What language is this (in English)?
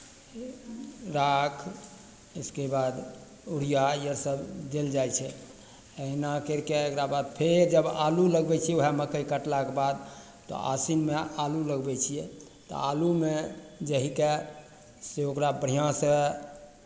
Maithili